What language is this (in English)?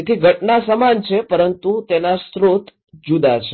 Gujarati